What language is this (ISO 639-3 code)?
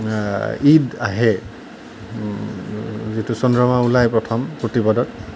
asm